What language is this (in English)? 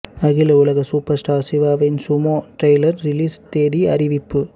Tamil